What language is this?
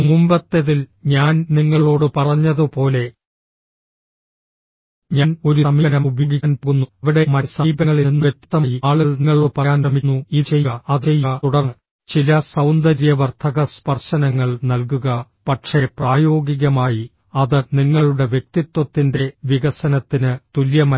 Malayalam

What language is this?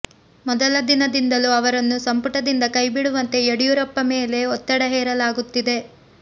Kannada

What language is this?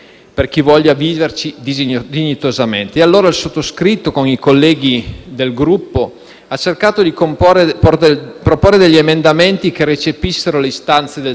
Italian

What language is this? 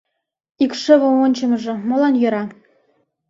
Mari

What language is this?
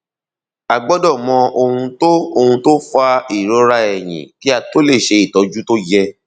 Yoruba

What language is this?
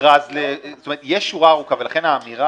Hebrew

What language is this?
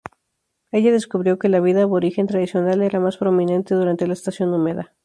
Spanish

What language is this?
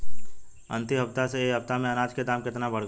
Bhojpuri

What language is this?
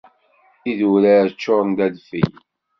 Kabyle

